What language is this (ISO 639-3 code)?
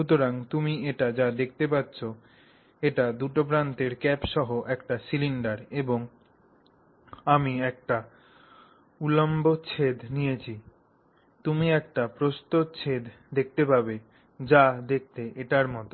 ben